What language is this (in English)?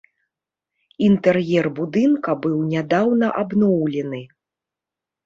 Belarusian